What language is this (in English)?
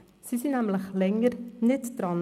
Swiss German